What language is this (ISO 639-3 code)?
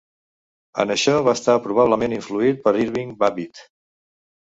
cat